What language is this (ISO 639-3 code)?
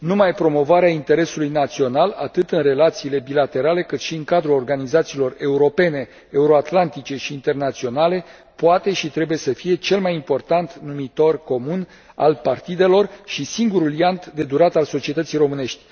ron